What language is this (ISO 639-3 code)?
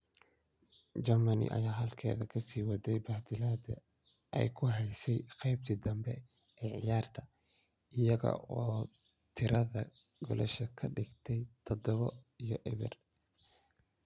som